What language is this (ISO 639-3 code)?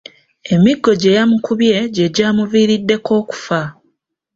lug